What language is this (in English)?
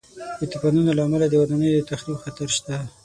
Pashto